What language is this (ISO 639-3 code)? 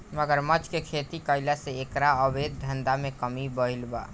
bho